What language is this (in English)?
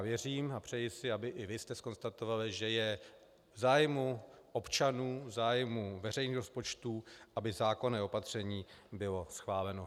Czech